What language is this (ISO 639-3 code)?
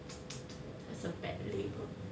eng